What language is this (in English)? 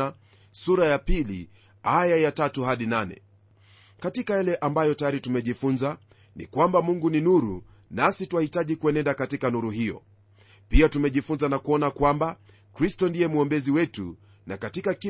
Swahili